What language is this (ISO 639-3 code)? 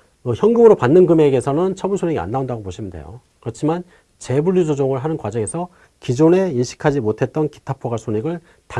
kor